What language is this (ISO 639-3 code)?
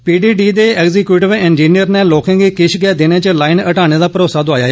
doi